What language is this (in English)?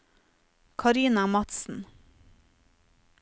Norwegian